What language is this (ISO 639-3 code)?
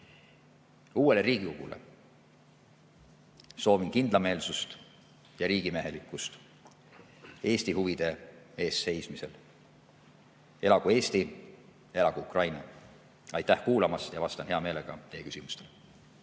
est